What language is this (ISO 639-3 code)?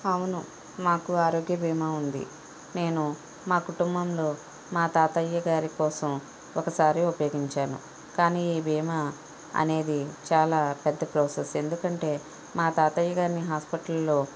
tel